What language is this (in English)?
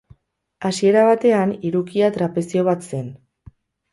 Basque